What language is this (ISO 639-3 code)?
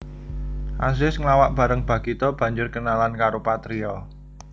jav